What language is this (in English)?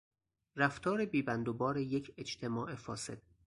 Persian